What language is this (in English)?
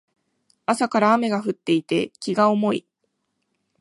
Japanese